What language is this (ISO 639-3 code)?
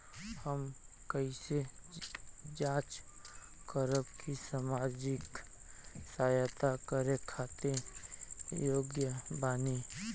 bho